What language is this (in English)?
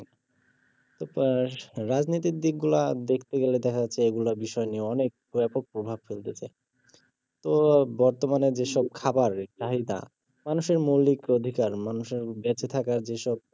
Bangla